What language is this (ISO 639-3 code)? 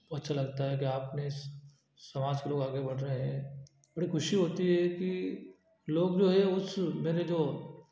hin